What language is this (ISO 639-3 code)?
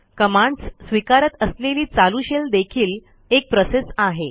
mar